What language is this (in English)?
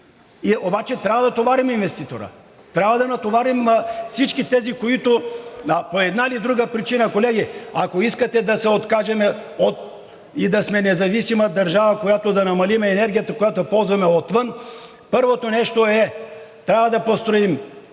Bulgarian